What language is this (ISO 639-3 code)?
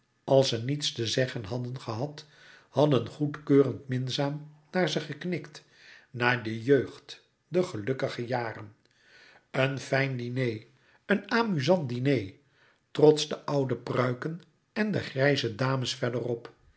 nld